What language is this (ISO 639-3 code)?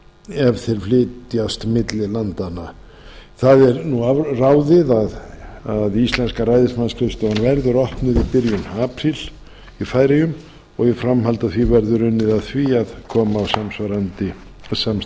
isl